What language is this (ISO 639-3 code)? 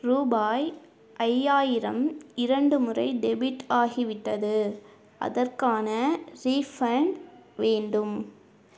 tam